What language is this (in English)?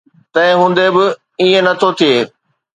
Sindhi